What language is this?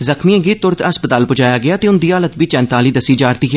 Dogri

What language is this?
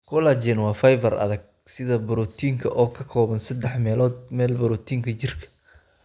Somali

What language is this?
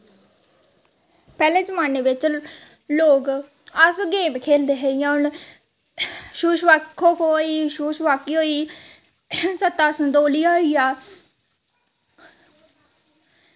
Dogri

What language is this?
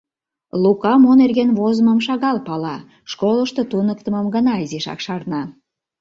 Mari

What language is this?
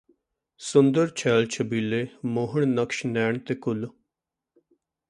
Punjabi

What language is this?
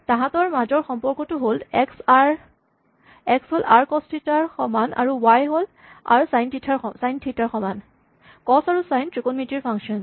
Assamese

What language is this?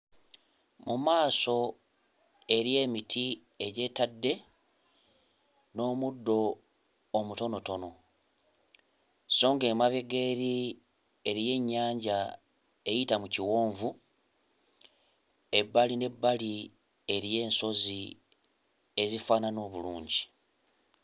Ganda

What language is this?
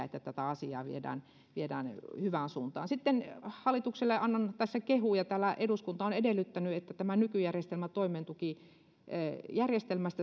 Finnish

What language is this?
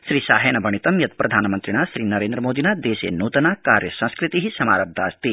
Sanskrit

